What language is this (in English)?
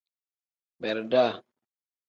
Tem